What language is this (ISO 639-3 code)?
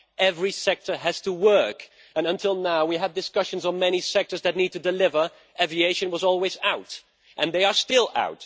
eng